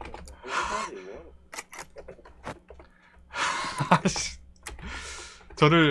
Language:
Korean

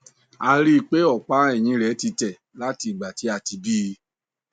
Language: Yoruba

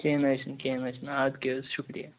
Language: Kashmiri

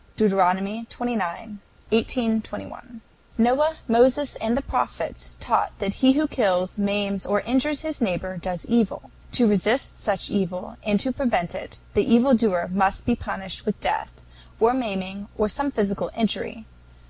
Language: English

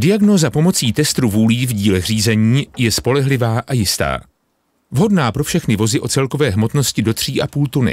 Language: Czech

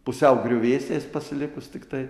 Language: Lithuanian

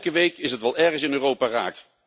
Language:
Dutch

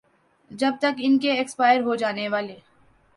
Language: Urdu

